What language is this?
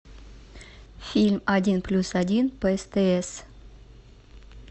Russian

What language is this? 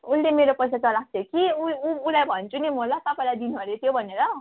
Nepali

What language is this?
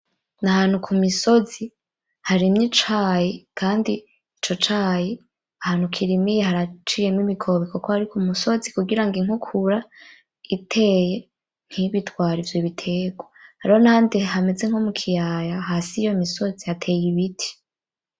Rundi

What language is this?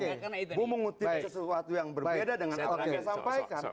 Indonesian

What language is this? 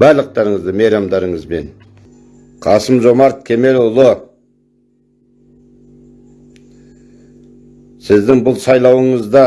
Turkish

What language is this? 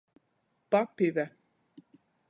Latgalian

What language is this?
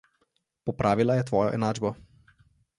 Slovenian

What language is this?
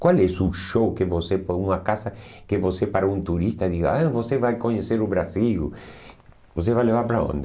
Portuguese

